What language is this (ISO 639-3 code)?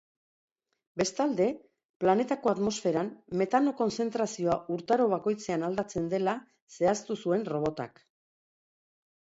eus